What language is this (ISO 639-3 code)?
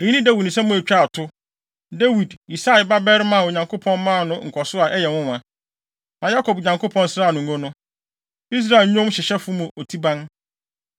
aka